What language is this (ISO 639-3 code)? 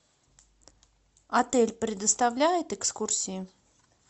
rus